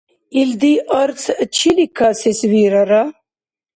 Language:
Dargwa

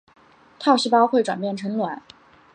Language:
Chinese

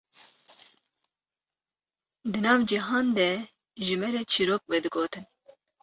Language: Kurdish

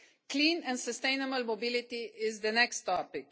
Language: English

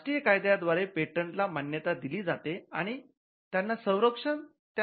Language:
Marathi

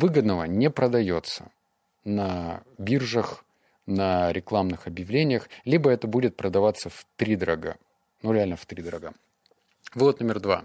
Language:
Russian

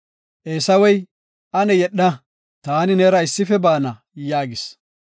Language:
Gofa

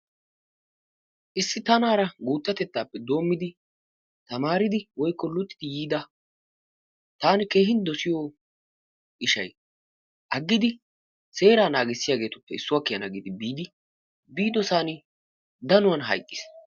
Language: Wolaytta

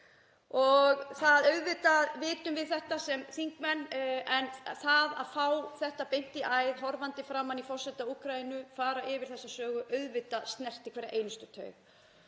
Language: Icelandic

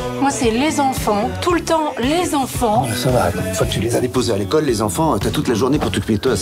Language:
French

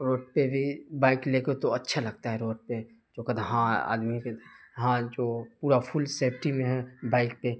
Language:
Urdu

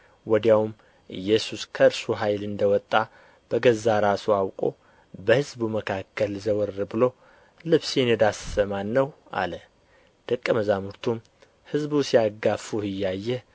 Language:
Amharic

